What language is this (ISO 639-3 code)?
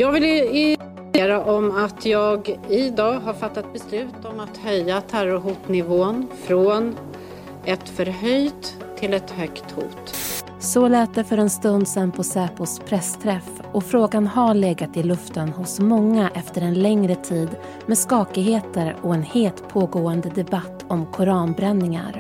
swe